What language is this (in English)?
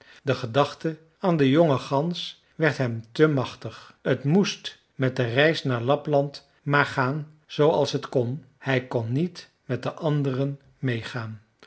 Dutch